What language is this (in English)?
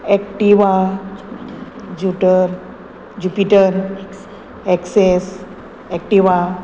Konkani